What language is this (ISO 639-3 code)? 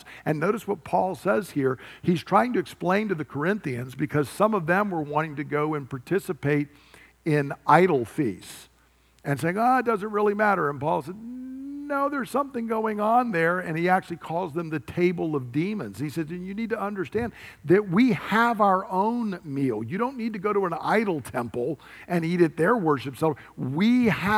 eng